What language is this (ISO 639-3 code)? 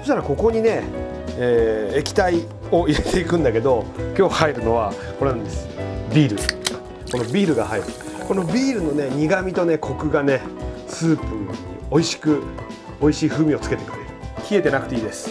jpn